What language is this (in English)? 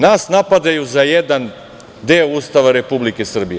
Serbian